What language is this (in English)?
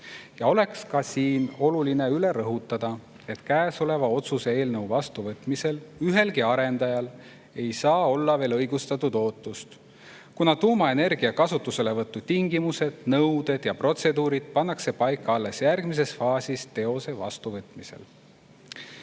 Estonian